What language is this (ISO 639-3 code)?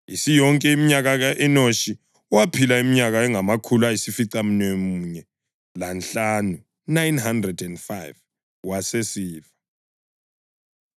nde